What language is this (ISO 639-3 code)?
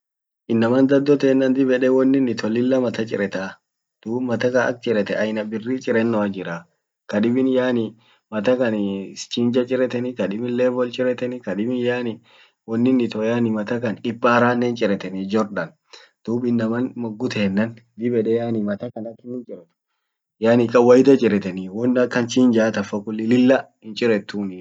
orc